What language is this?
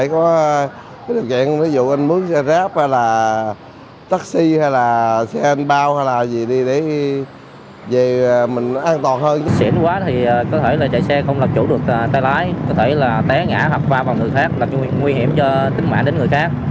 Vietnamese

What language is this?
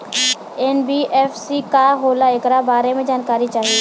Bhojpuri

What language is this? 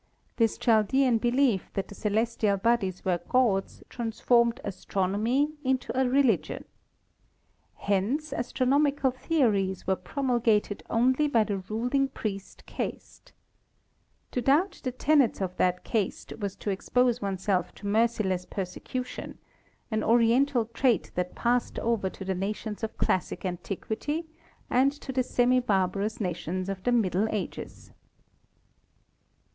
English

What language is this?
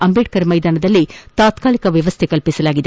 Kannada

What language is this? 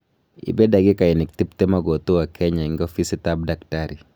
Kalenjin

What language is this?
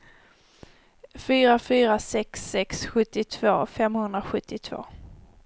Swedish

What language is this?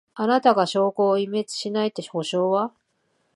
Japanese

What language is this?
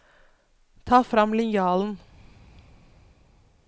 Norwegian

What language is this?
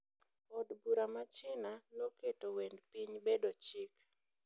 Luo (Kenya and Tanzania)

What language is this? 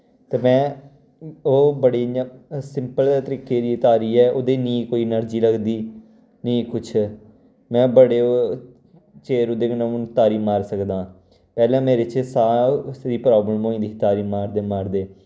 Dogri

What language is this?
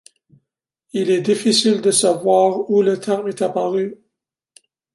French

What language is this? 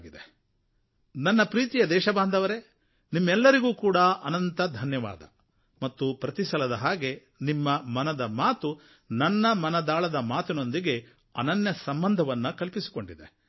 Kannada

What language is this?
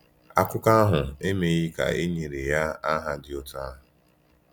Igbo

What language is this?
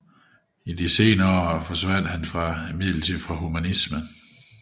Danish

